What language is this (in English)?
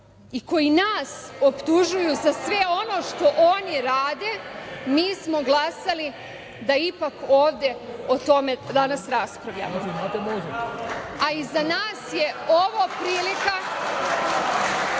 Serbian